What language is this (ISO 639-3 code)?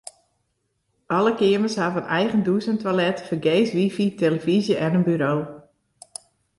fry